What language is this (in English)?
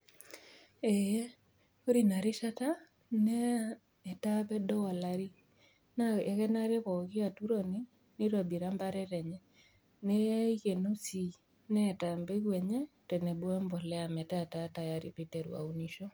Masai